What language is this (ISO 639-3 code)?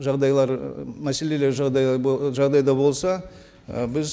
kaz